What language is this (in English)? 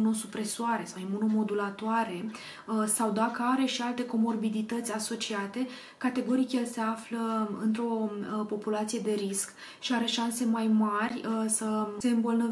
Romanian